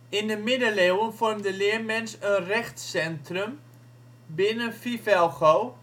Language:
Dutch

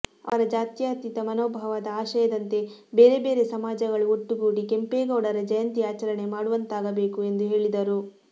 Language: Kannada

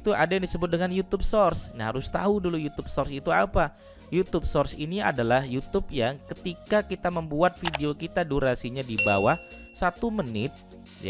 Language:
Indonesian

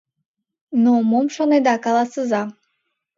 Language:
Mari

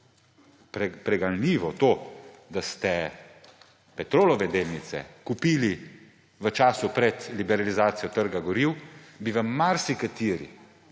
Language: Slovenian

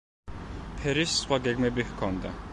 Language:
Georgian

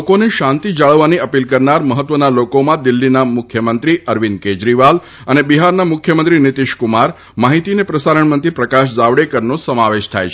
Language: Gujarati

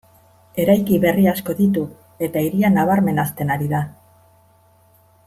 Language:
Basque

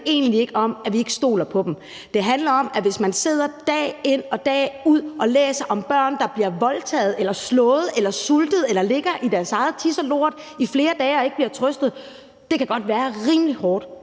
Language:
Danish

